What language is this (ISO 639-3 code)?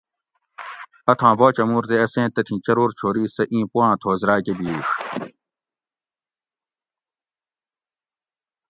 gwc